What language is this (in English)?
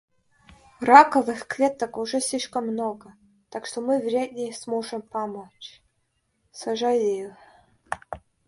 Russian